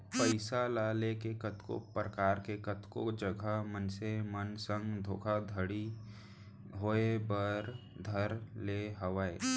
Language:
Chhattisgarhi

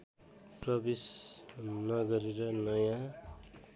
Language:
Nepali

